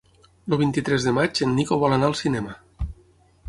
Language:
Catalan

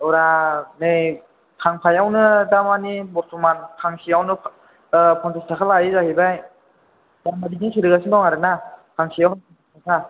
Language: Bodo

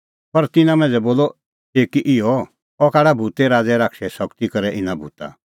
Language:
Kullu Pahari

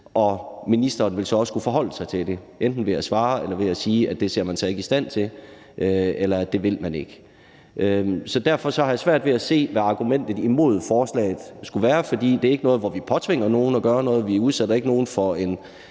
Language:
Danish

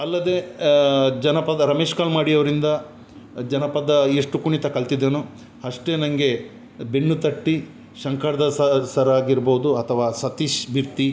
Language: Kannada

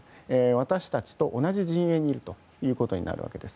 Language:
Japanese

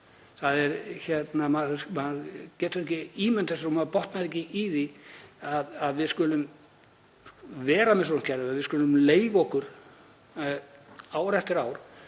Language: Icelandic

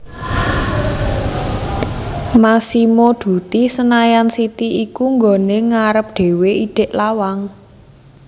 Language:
Javanese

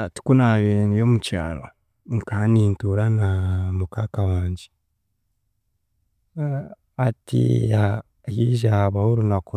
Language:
Chiga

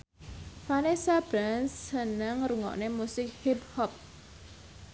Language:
Javanese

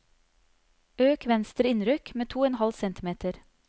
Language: Norwegian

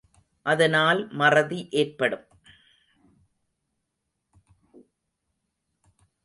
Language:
Tamil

